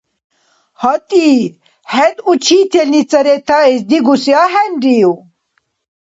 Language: Dargwa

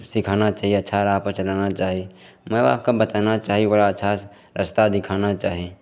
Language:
Maithili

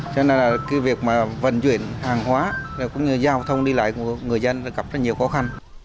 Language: Vietnamese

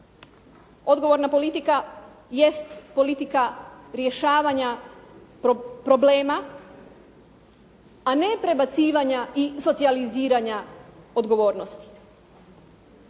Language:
Croatian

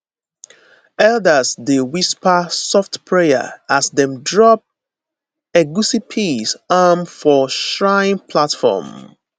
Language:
Nigerian Pidgin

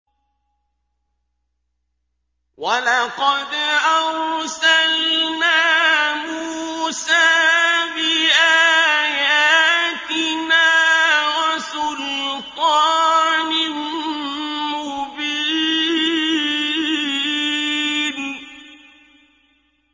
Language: Arabic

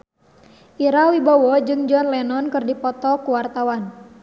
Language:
Sundanese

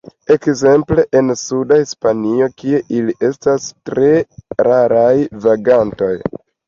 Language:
Esperanto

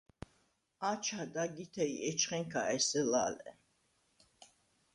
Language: Svan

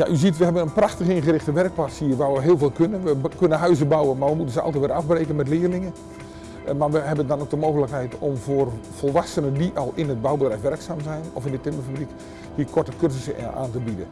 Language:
Dutch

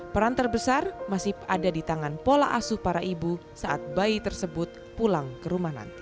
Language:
Indonesian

